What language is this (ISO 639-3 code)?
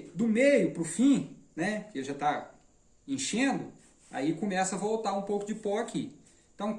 por